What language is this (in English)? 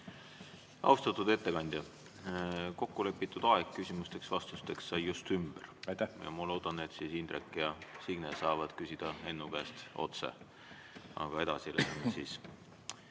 Estonian